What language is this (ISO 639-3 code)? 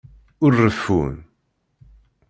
kab